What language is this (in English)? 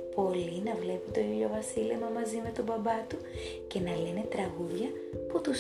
Greek